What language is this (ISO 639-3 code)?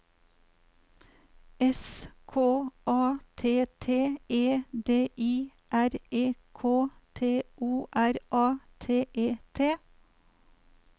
nor